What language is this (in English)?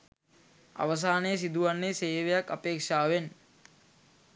Sinhala